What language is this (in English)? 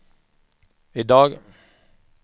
Swedish